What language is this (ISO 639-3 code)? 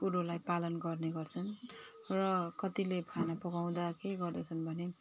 nep